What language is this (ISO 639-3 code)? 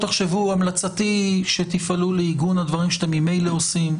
heb